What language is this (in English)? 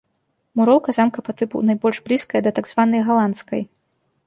Belarusian